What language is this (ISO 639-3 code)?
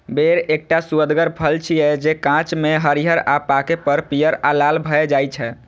mai